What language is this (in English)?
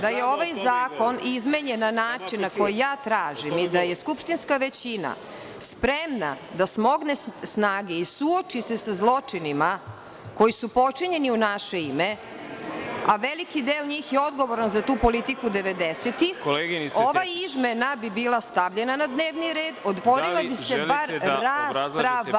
Serbian